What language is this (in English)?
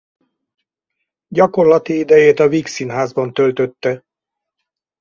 Hungarian